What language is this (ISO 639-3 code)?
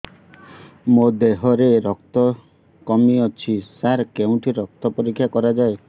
ori